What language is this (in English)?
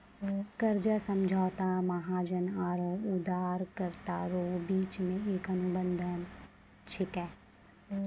Maithili